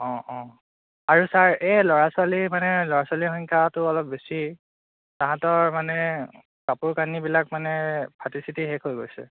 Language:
Assamese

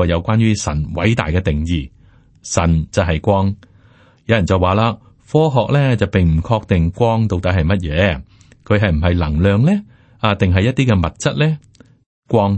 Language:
Chinese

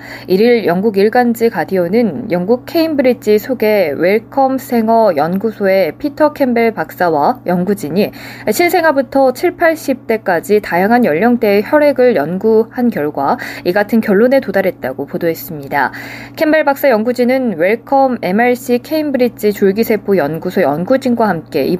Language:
Korean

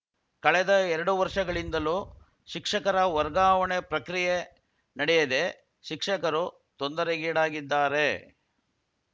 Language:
Kannada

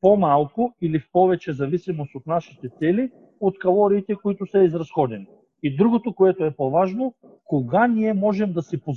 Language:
Bulgarian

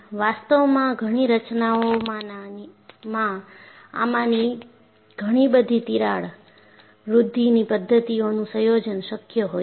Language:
Gujarati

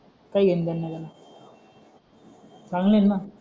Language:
Marathi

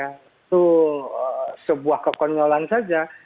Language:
Indonesian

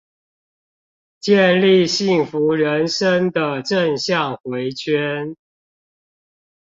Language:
Chinese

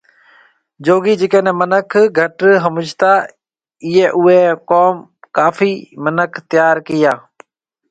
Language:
Marwari (Pakistan)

